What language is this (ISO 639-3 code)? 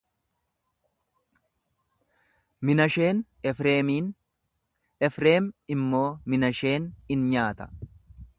orm